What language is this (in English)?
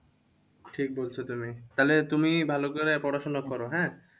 Bangla